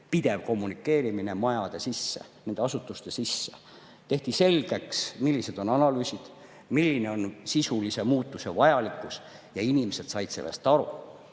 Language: Estonian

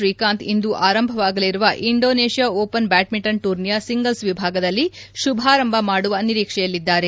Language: Kannada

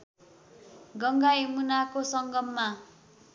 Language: Nepali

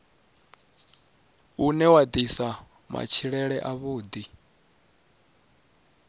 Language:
Venda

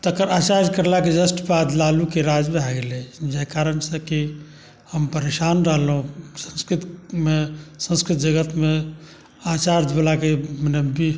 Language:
Maithili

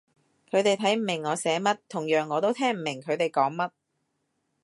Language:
Cantonese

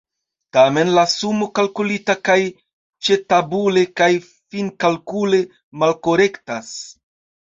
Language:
Esperanto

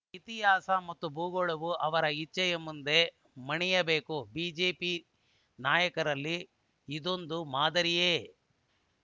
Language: Kannada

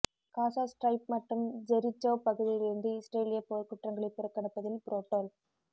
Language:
Tamil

